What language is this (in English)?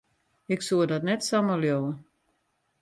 Western Frisian